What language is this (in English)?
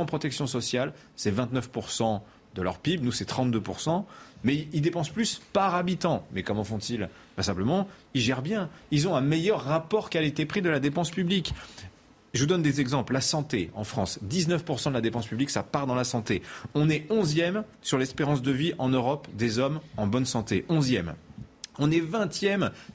French